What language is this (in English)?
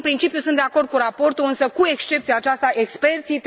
Romanian